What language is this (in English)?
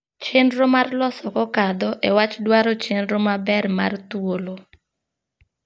Luo (Kenya and Tanzania)